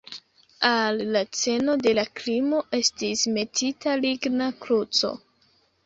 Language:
Esperanto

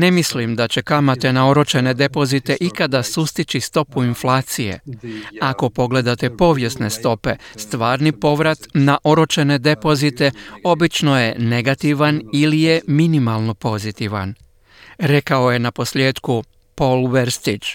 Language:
Croatian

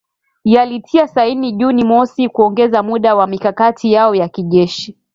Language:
Swahili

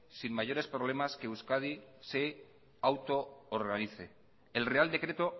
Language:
Spanish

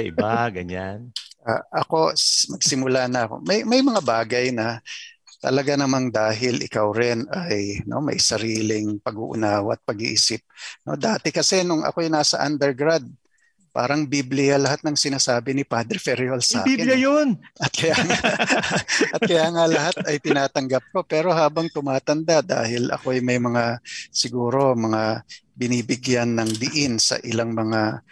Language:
Filipino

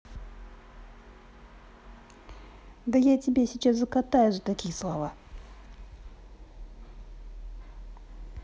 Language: Russian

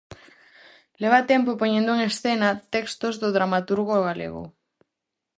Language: Galician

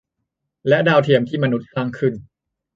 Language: Thai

